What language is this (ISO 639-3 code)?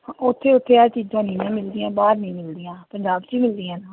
pan